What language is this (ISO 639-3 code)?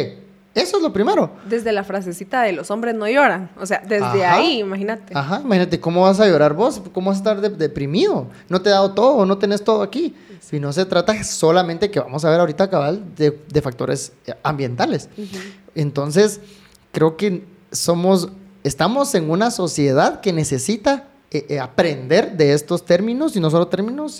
spa